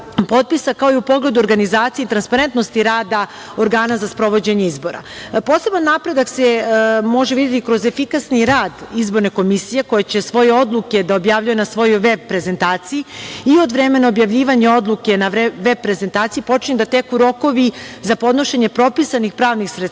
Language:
Serbian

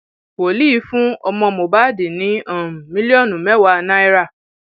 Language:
Yoruba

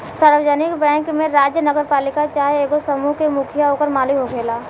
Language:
Bhojpuri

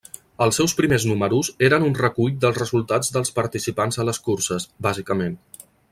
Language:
Catalan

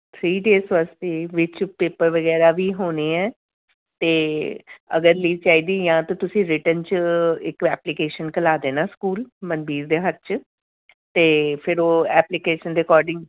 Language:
Punjabi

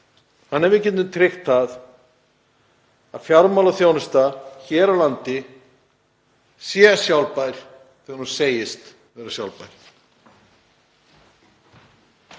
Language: Icelandic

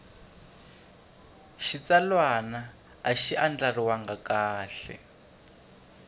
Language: Tsonga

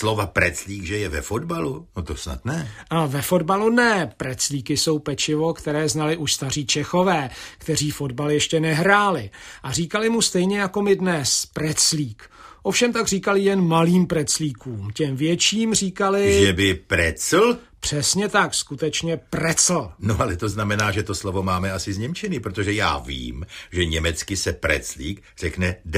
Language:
Czech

